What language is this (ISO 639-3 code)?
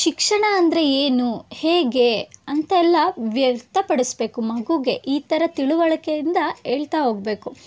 kan